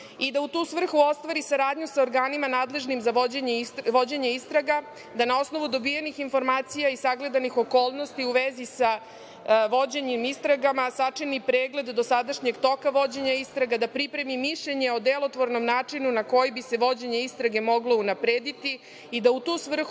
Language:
Serbian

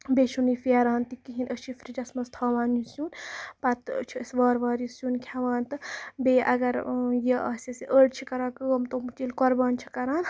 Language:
Kashmiri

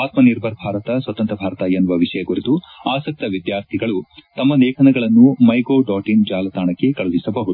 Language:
Kannada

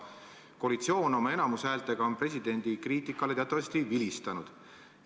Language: Estonian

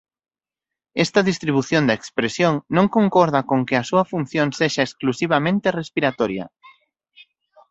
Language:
Galician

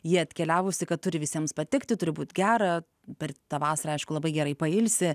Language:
Lithuanian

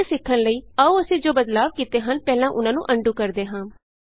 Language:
Punjabi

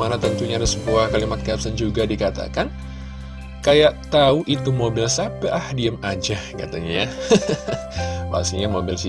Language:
Indonesian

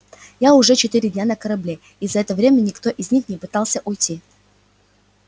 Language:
Russian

